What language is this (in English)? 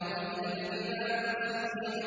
Arabic